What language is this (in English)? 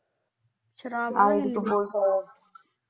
Punjabi